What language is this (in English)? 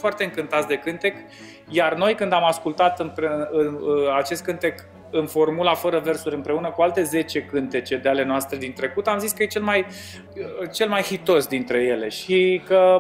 Romanian